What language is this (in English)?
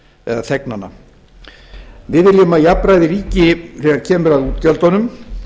Icelandic